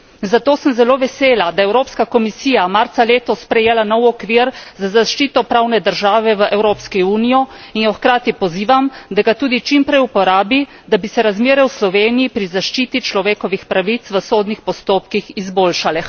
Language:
Slovenian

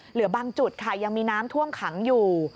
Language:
Thai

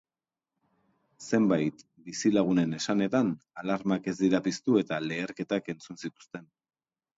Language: Basque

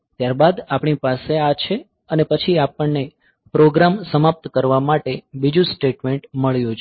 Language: Gujarati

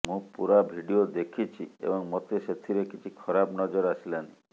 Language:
Odia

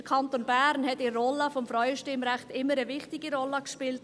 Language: Swiss German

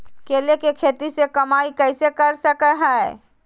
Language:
Magahi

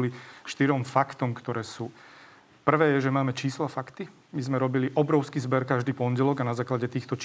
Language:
Slovak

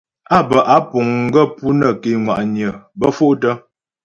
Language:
Ghomala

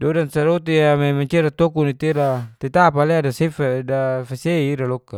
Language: Geser-Gorom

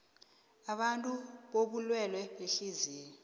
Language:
South Ndebele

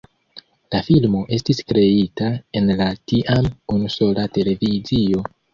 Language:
Esperanto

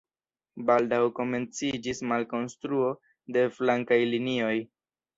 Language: Esperanto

